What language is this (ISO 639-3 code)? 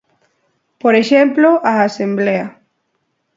glg